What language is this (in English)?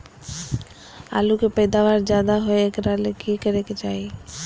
Magahi